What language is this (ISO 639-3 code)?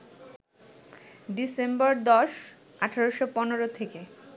ben